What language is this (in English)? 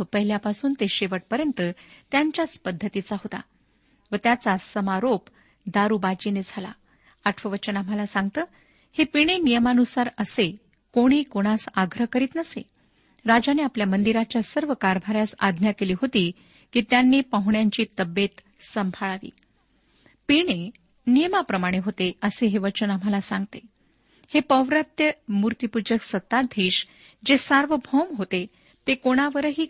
Marathi